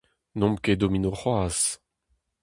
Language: Breton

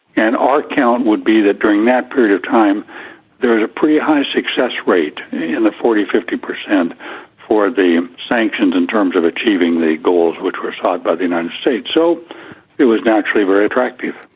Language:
English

